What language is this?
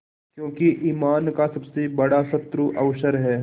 Hindi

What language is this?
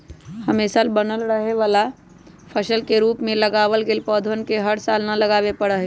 Magahi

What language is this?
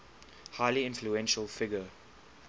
English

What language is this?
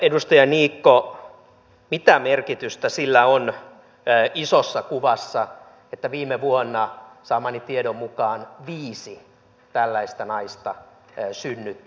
Finnish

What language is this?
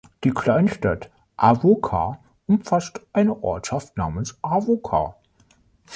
German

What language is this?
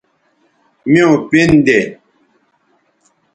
Bateri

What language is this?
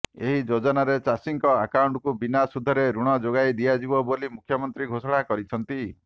Odia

